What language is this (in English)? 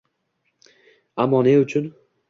Uzbek